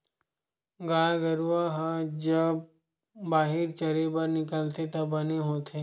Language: Chhattisgarhi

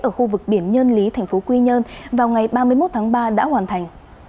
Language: Vietnamese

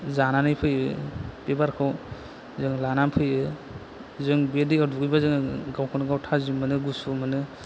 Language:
Bodo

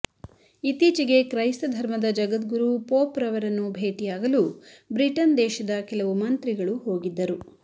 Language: Kannada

